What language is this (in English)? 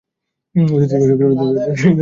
Bangla